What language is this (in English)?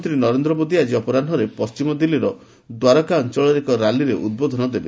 Odia